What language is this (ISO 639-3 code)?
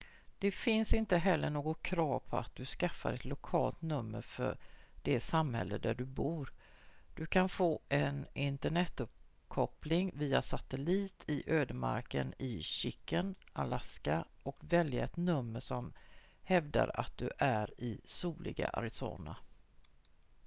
swe